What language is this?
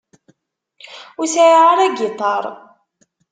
Kabyle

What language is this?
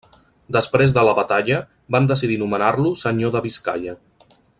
Catalan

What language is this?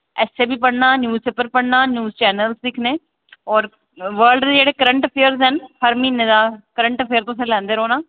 Dogri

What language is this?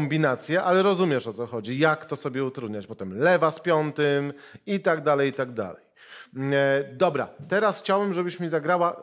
Polish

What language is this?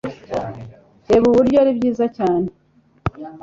Kinyarwanda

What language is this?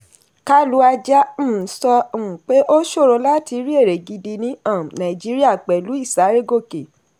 Yoruba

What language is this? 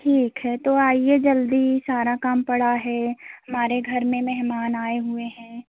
Hindi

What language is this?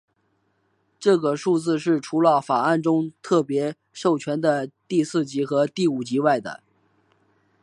Chinese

